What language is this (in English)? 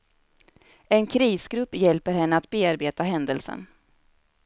Swedish